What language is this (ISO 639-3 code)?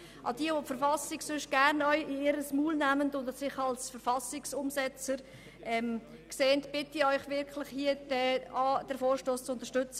gsw